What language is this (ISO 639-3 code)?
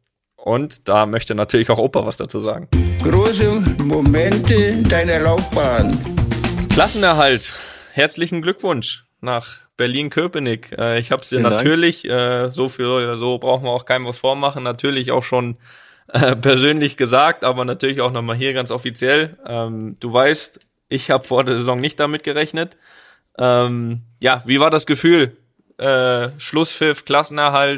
deu